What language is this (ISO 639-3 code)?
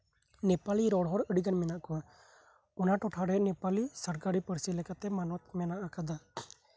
sat